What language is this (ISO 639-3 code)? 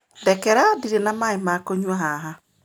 kik